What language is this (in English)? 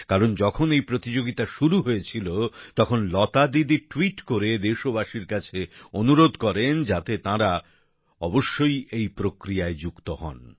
Bangla